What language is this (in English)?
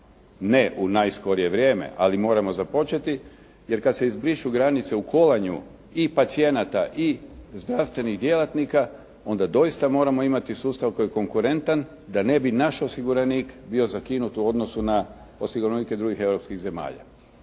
Croatian